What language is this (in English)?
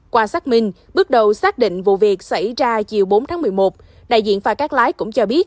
Vietnamese